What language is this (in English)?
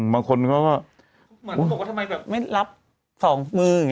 Thai